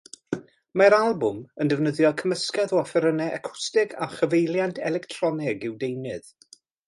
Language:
Welsh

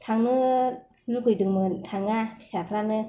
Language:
Bodo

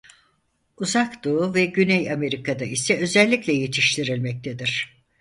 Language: Turkish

